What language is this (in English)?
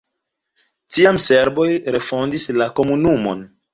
Esperanto